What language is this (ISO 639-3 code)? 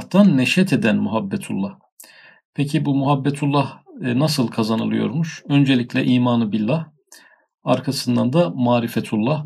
tur